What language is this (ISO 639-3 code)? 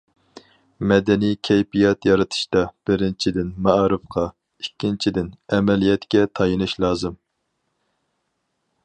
uig